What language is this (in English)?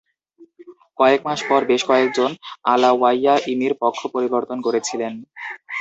Bangla